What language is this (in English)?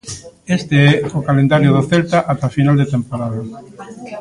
Galician